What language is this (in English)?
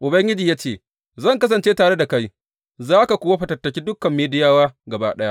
Hausa